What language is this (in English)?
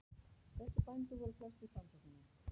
Icelandic